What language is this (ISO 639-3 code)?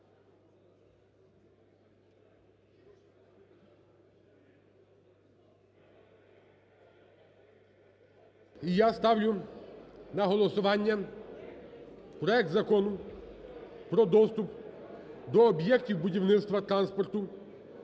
ukr